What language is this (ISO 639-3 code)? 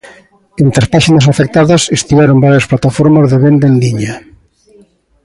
glg